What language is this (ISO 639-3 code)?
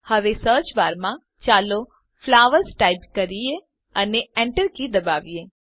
guj